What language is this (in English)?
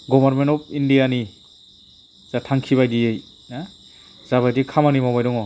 Bodo